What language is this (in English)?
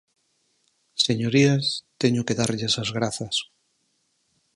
Galician